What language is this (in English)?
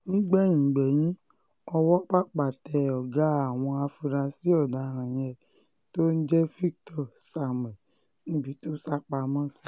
Yoruba